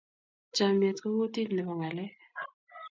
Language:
Kalenjin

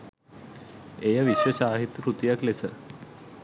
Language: Sinhala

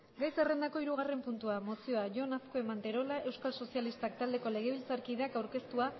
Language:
Basque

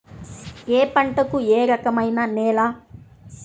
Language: Telugu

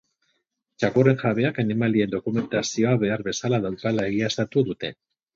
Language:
Basque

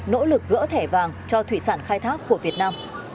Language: Vietnamese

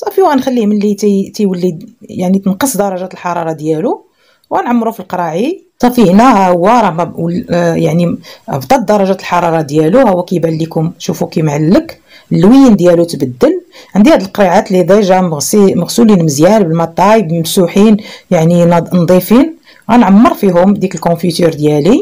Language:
Arabic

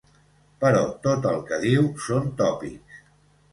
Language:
Catalan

